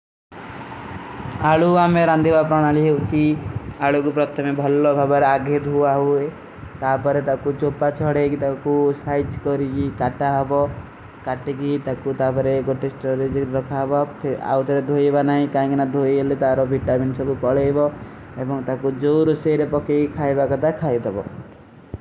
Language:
Kui (India)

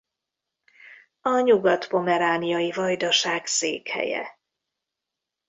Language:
Hungarian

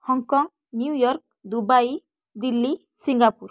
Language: Odia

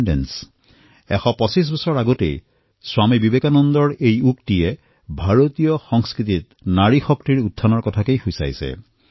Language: Assamese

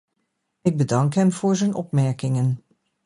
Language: Dutch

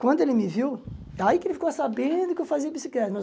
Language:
Portuguese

